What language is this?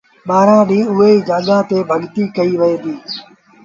Sindhi Bhil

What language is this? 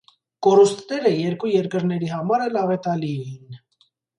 Armenian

